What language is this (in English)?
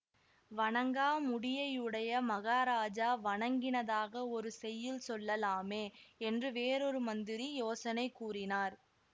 Tamil